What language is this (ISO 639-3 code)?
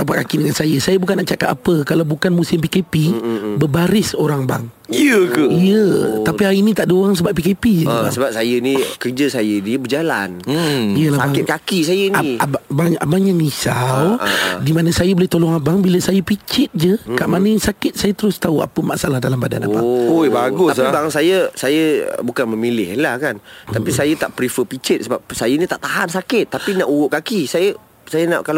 msa